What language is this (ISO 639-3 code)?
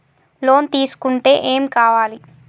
tel